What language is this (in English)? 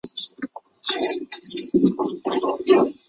Chinese